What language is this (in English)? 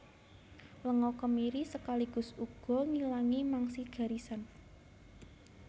Javanese